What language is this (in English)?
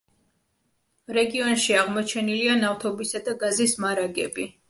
Georgian